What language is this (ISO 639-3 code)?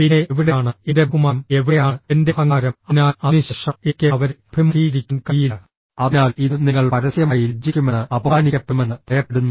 mal